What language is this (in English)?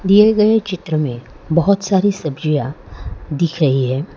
Hindi